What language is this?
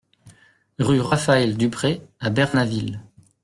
French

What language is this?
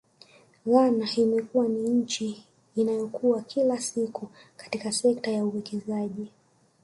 Swahili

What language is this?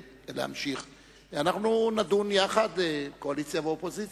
Hebrew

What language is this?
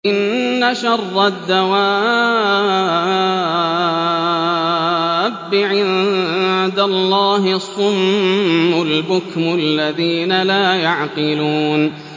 Arabic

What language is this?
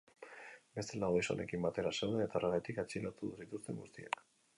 Basque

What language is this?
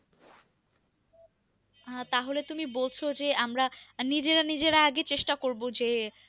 Bangla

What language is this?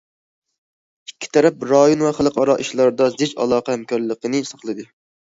Uyghur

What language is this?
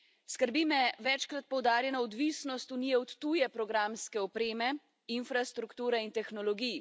Slovenian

